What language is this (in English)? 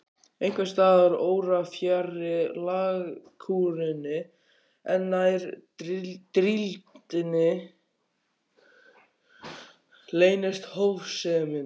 Icelandic